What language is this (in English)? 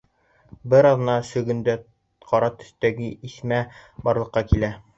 Bashkir